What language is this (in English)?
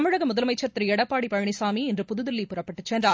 Tamil